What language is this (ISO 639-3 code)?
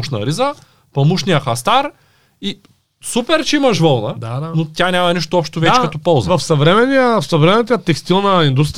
bul